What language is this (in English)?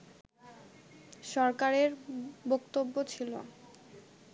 Bangla